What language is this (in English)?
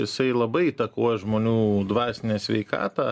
Lithuanian